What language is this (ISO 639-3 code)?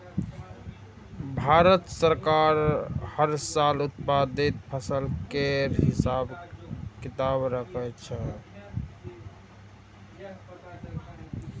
mai